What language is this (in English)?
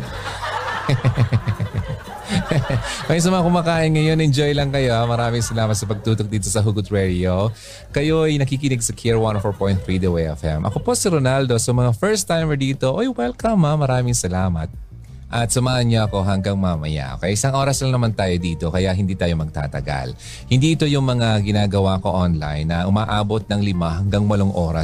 Filipino